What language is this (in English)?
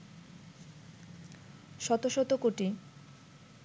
Bangla